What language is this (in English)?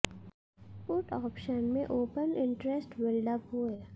Hindi